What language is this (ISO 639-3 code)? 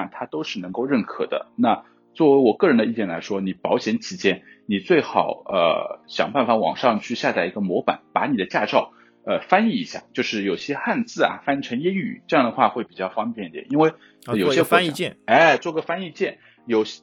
zho